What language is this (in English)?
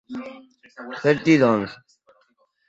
Portuguese